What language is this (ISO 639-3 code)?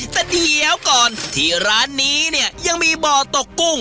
tha